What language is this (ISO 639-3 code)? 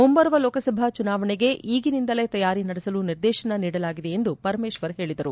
kan